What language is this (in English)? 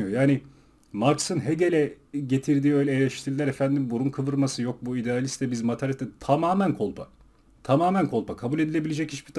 Turkish